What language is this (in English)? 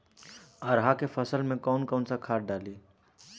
Bhojpuri